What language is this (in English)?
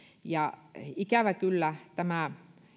Finnish